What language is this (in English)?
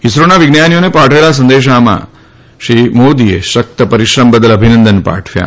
Gujarati